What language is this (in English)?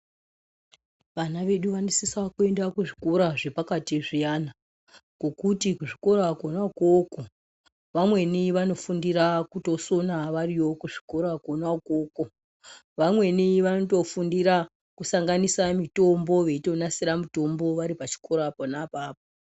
Ndau